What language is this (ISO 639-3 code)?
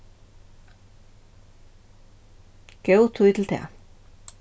fao